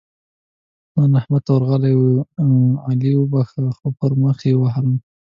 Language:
Pashto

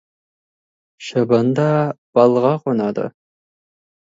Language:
Kazakh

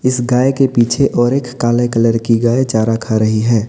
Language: Hindi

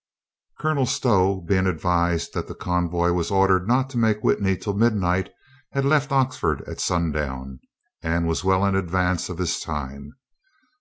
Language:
English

